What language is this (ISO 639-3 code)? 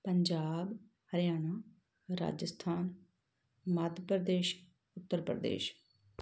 pan